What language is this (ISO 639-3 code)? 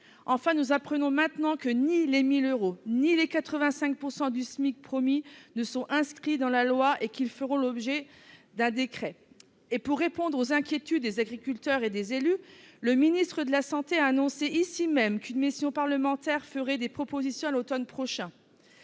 fra